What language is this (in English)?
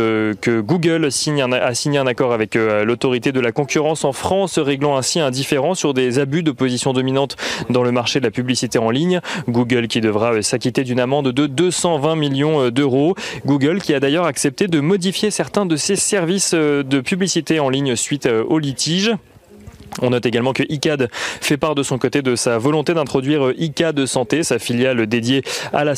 French